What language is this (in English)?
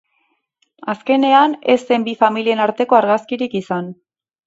Basque